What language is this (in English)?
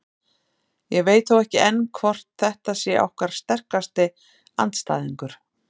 Icelandic